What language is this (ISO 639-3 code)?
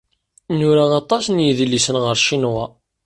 kab